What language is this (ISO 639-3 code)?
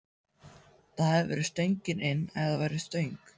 isl